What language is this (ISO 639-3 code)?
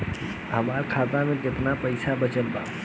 bho